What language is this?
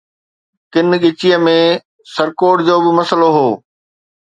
Sindhi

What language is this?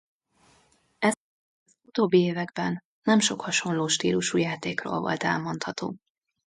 Hungarian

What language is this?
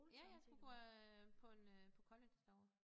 Danish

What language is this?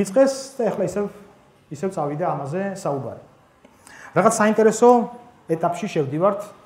Romanian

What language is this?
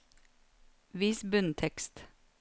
Norwegian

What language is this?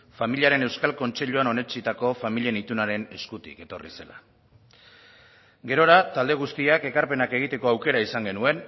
Basque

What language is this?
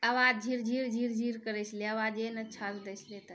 Maithili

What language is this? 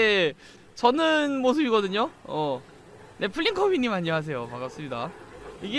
Korean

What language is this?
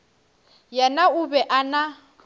Northern Sotho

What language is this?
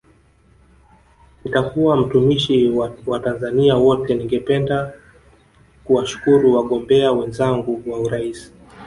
Swahili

